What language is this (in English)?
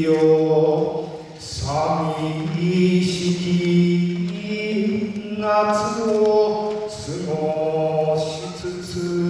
Japanese